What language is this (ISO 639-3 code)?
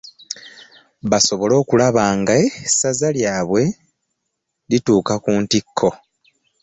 lug